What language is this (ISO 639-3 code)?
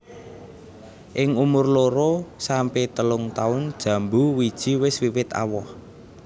jav